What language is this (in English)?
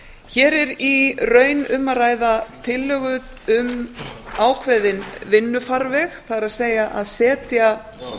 Icelandic